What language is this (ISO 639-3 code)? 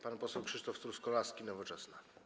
pol